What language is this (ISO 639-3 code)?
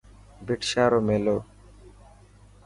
mki